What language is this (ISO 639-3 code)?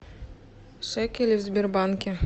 rus